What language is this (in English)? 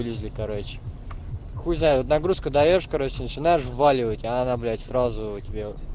Russian